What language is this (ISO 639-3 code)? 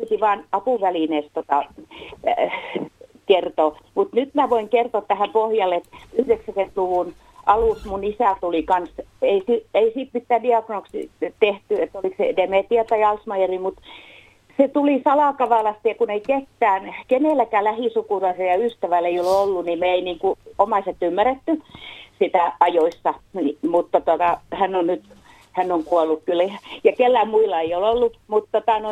fin